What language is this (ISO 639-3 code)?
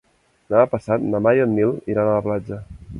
cat